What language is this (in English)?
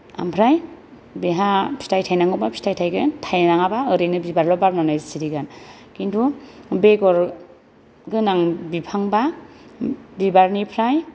Bodo